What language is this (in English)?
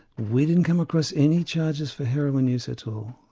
English